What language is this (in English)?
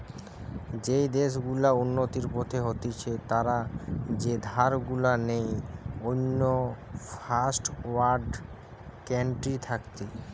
Bangla